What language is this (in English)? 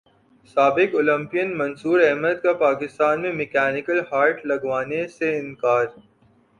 Urdu